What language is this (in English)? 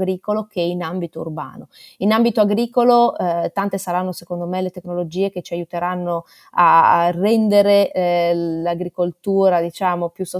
Italian